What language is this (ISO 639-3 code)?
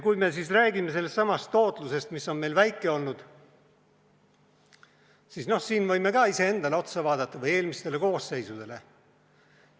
est